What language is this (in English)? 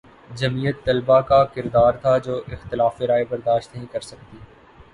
Urdu